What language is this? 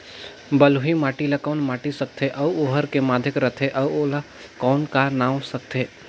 Chhattisgarhi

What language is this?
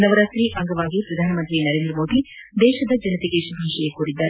Kannada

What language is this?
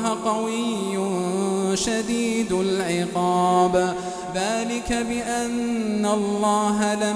Arabic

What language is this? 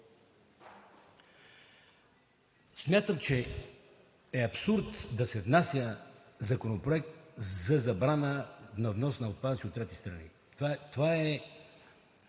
Bulgarian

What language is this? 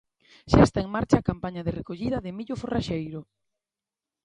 Galician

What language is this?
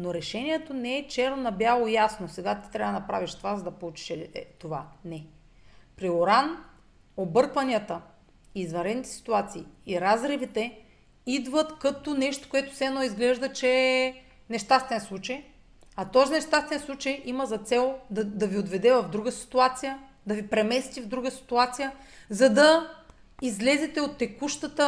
Bulgarian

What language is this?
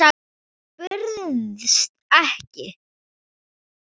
Icelandic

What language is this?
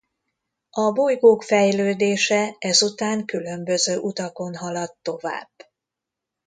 Hungarian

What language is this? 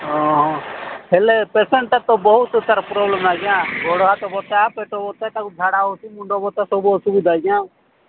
Odia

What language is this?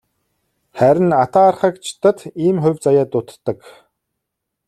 Mongolian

